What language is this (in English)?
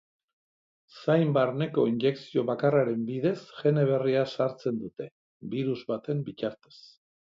Basque